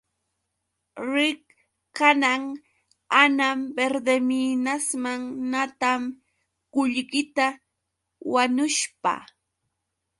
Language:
Yauyos Quechua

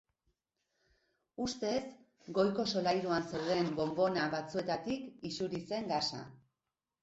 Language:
Basque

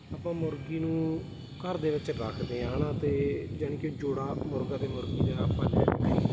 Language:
Punjabi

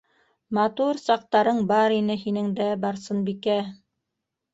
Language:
Bashkir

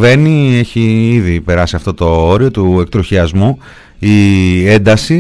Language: Greek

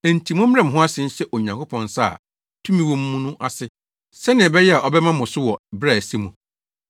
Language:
Akan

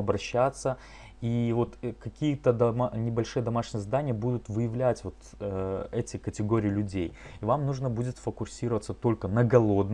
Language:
Russian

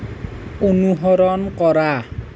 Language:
Assamese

